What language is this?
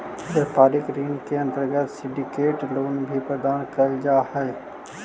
Magahi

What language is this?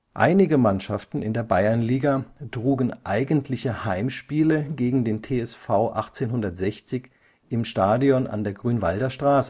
German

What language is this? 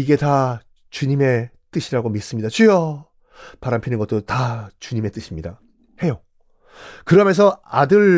Korean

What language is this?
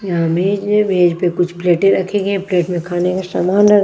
Hindi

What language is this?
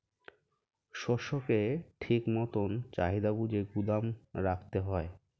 Bangla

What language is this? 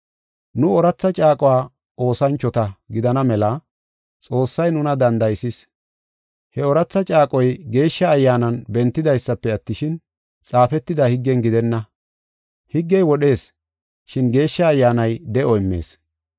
Gofa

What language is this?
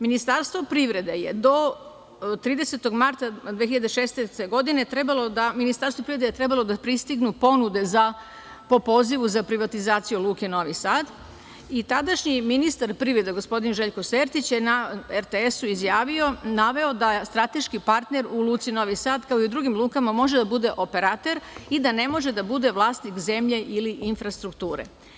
Serbian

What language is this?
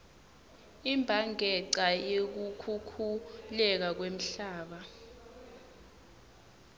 Swati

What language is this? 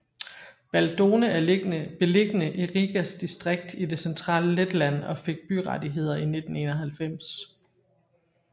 Danish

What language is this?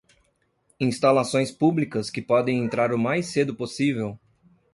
Portuguese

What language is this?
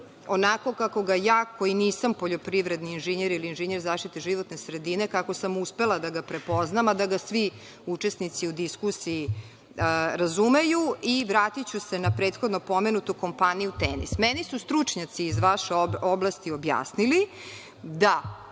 Serbian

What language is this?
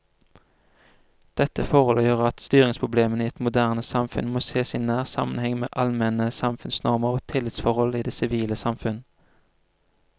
Norwegian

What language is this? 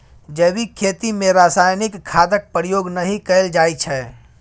Maithili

